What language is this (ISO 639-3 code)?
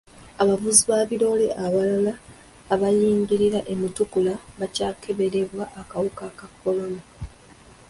lug